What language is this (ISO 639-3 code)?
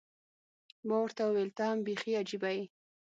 pus